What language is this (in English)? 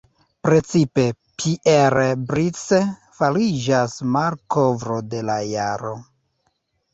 Esperanto